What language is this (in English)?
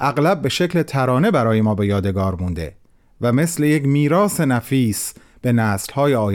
Persian